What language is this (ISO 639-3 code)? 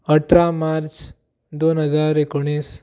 kok